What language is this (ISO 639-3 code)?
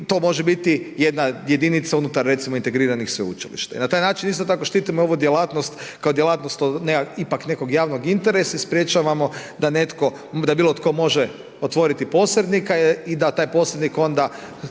hrv